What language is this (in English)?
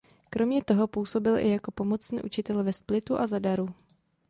Czech